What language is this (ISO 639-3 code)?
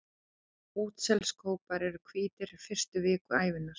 isl